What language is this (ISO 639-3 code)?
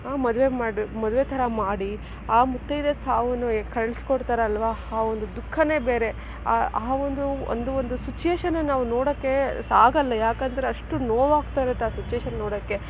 kan